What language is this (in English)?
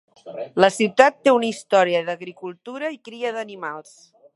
Catalan